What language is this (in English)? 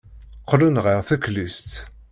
Kabyle